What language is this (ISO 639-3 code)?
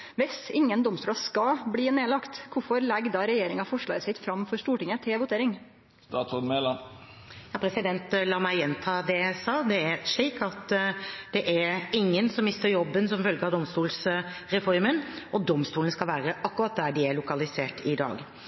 nor